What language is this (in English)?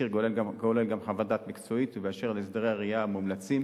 Hebrew